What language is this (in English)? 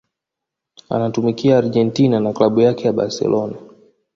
Swahili